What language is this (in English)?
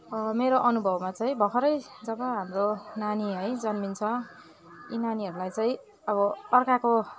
Nepali